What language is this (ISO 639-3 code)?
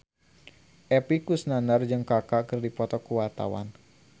sun